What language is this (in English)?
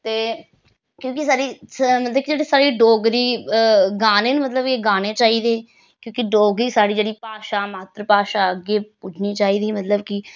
Dogri